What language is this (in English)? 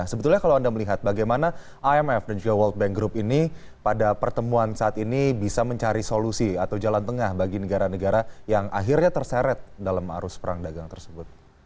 Indonesian